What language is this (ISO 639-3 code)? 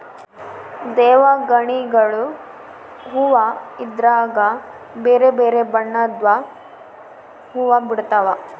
kan